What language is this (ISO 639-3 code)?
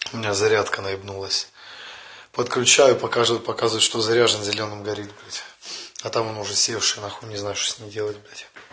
rus